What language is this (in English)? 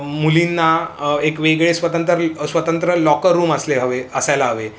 Marathi